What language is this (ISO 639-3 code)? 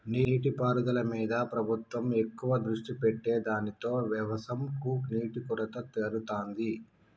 tel